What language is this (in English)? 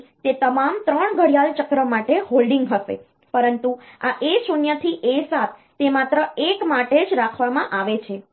Gujarati